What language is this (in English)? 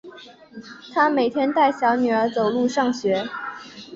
Chinese